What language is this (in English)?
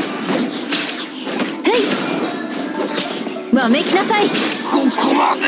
Japanese